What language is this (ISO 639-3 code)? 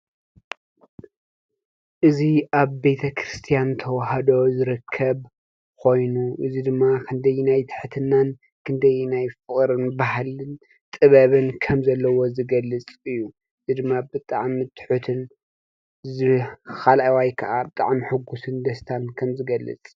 tir